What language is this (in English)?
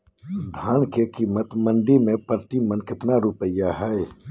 Magahi